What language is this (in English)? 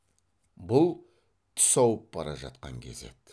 Kazakh